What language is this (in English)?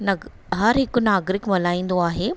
Sindhi